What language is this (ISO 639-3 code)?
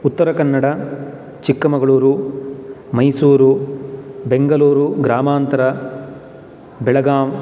san